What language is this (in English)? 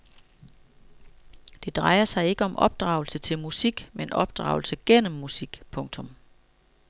Danish